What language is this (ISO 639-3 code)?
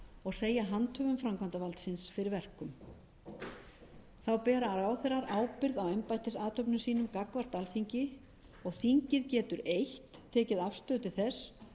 isl